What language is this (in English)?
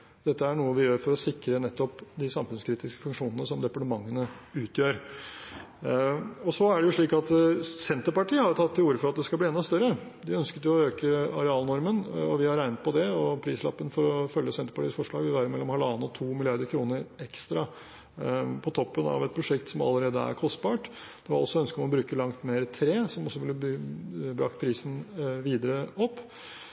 Norwegian Bokmål